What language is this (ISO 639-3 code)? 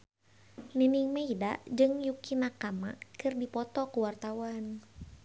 sun